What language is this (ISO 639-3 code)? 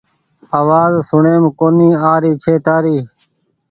gig